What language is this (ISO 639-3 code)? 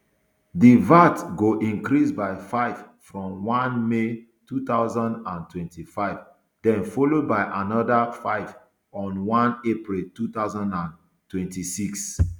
pcm